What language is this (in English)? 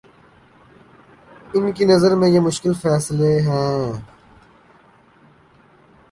Urdu